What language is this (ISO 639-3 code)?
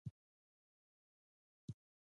pus